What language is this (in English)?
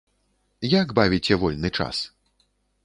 Belarusian